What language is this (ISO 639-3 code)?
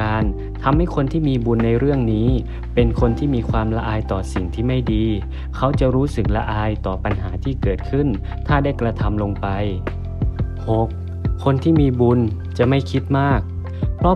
tha